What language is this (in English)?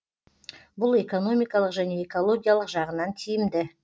Kazakh